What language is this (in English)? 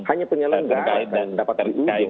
Indonesian